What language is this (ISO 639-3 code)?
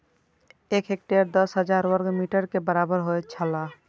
mai